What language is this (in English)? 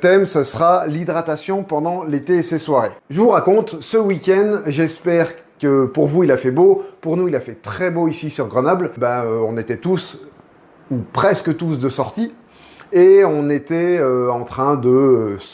French